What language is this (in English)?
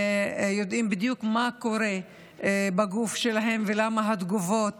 Hebrew